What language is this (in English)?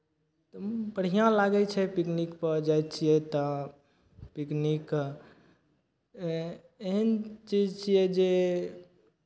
Maithili